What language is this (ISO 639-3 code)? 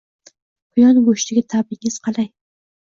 uzb